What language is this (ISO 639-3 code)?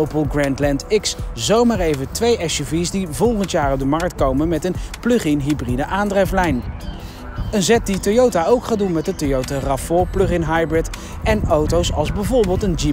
nld